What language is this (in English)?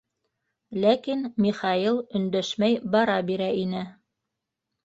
Bashkir